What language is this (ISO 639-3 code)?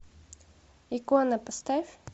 rus